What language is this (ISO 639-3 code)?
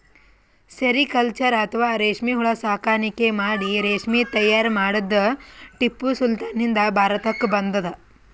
kan